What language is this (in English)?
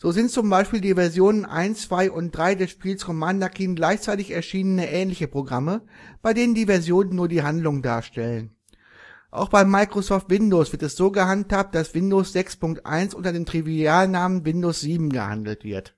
German